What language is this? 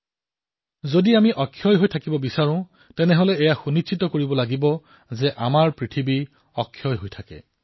Assamese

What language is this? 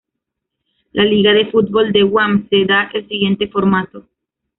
Spanish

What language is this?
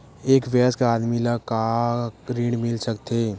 Chhattisgarhi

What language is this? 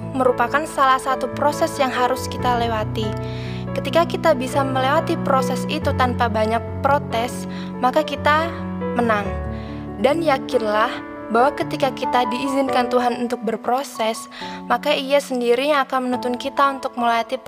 Indonesian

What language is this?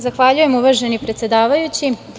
Serbian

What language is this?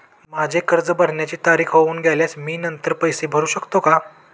Marathi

